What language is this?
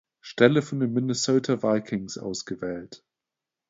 German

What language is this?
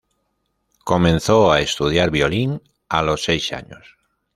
Spanish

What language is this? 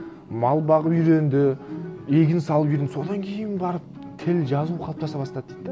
Kazakh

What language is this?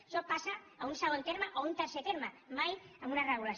Catalan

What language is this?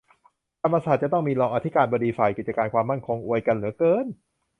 Thai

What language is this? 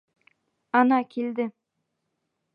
Bashkir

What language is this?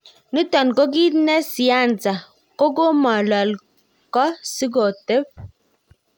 Kalenjin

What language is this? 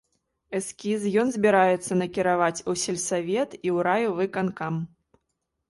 Belarusian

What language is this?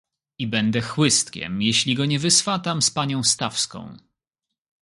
Polish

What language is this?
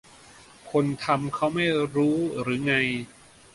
Thai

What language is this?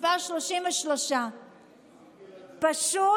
Hebrew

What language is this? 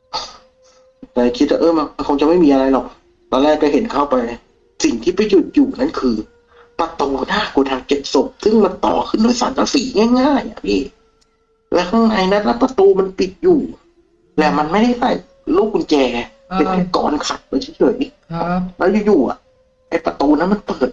Thai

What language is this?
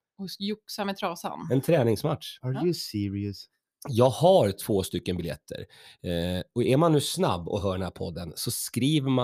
Swedish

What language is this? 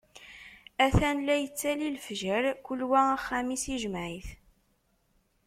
Kabyle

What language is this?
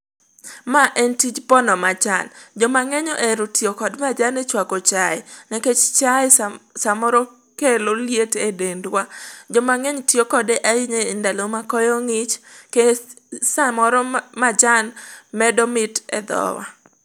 Luo (Kenya and Tanzania)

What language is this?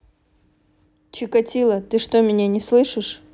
Russian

